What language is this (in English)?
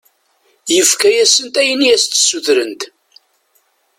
Kabyle